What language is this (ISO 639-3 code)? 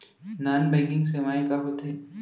hne